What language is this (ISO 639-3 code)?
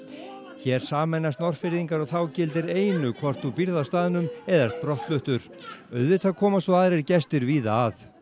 isl